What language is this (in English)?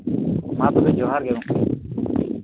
Santali